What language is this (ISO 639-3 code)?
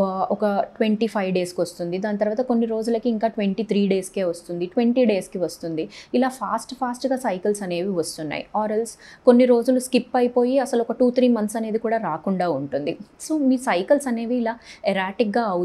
tel